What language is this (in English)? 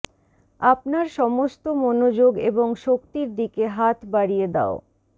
Bangla